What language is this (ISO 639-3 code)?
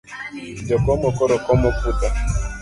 luo